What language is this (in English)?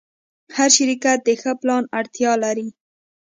Pashto